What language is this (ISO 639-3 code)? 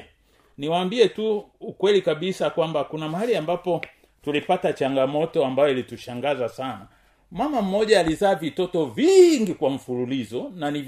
swa